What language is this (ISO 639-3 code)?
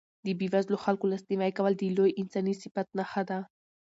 pus